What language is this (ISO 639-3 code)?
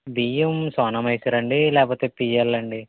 tel